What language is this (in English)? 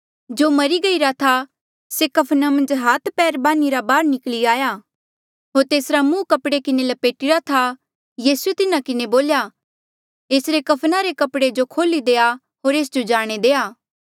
Mandeali